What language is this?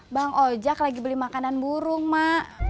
Indonesian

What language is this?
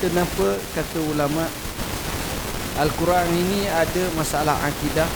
Malay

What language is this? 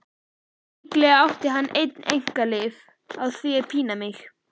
Icelandic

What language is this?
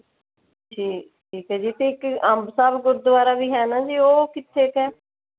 Punjabi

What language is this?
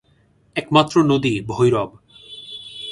Bangla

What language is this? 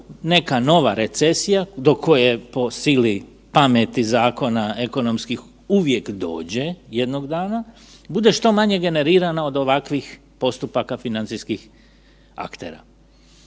Croatian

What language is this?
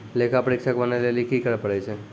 Maithili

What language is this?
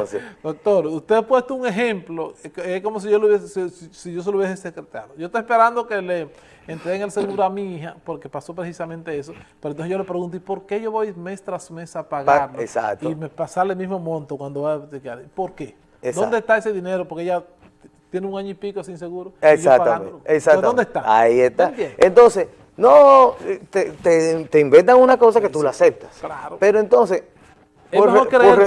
Spanish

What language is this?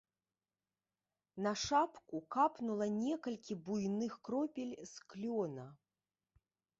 Belarusian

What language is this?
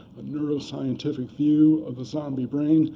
English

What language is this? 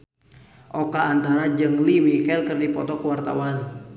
Sundanese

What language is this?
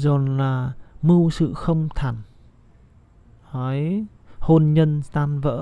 Vietnamese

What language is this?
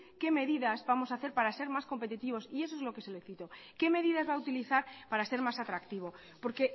Spanish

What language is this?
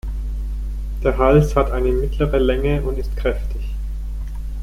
German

